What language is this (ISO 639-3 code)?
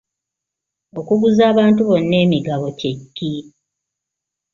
lug